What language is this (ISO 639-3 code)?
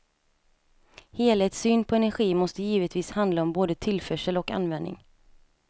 swe